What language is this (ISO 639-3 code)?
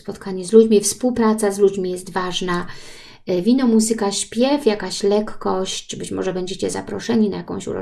pol